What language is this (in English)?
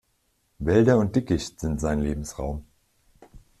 German